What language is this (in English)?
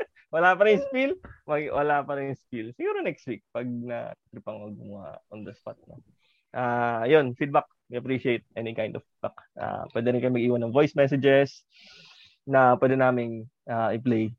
Filipino